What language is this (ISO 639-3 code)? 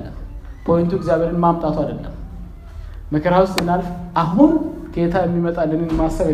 amh